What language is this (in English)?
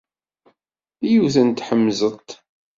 Kabyle